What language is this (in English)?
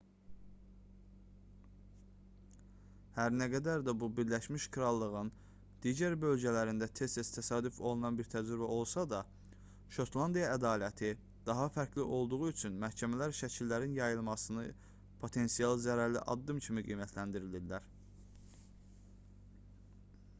Azerbaijani